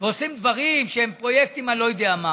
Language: Hebrew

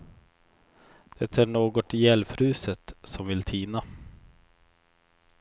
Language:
Swedish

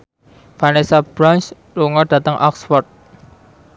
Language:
Javanese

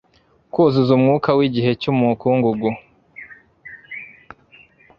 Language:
Kinyarwanda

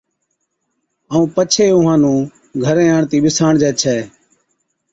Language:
Od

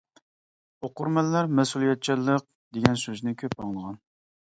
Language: Uyghur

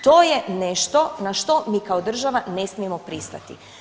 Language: Croatian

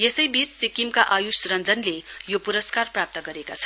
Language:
Nepali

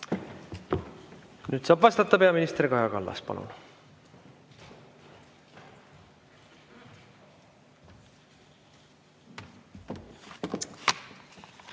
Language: Estonian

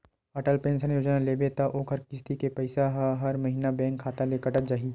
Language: Chhattisgarhi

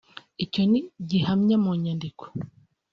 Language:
Kinyarwanda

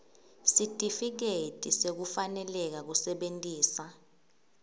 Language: Swati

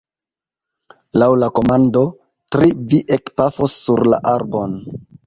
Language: Esperanto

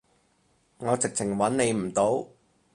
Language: Cantonese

